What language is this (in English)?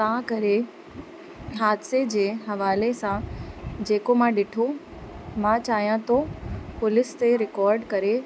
Sindhi